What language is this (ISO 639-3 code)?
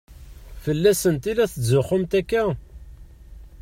kab